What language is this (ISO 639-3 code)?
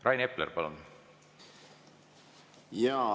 est